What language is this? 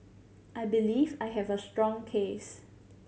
English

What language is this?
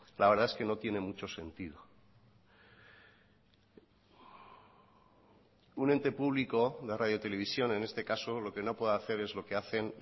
Spanish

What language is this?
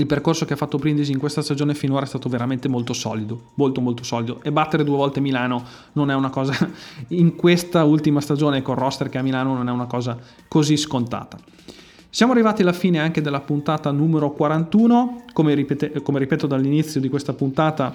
Italian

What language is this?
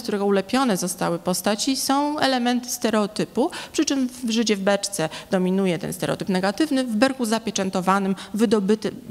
Polish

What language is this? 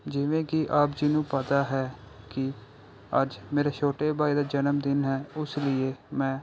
Punjabi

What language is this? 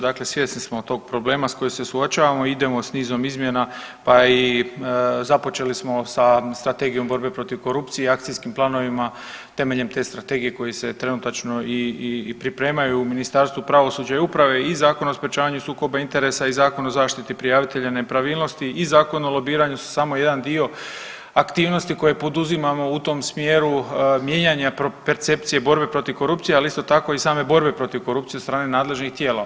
Croatian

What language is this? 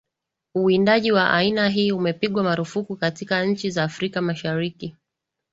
Swahili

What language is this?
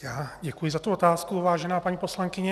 Czech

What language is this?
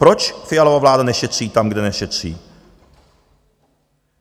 Czech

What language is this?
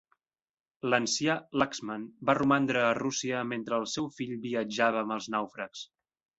Catalan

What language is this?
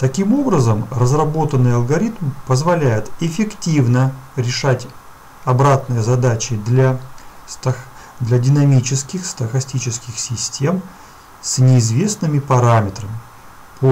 Russian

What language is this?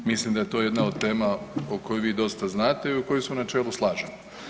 Croatian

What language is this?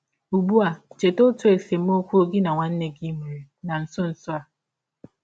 Igbo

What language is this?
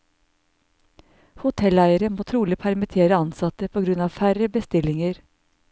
Norwegian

